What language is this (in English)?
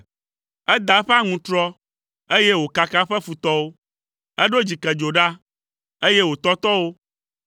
Ewe